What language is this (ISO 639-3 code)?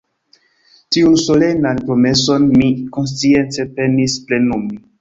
epo